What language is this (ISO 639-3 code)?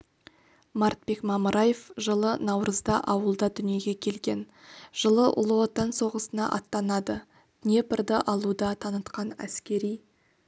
kaz